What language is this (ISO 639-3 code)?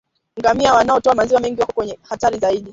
swa